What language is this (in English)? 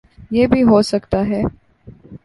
Urdu